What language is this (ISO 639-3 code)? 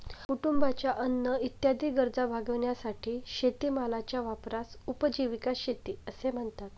mar